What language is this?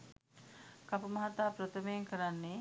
Sinhala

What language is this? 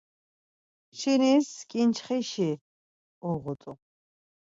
Laz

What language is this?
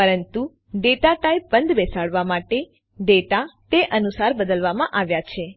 Gujarati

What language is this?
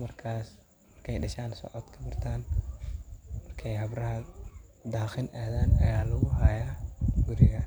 Somali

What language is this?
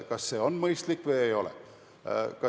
Estonian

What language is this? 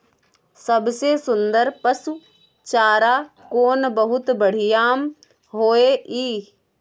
Maithili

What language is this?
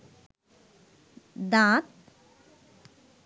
Bangla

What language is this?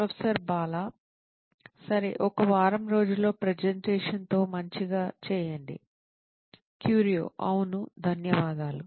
Telugu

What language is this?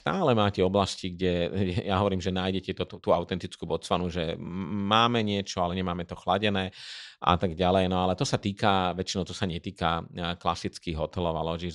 Slovak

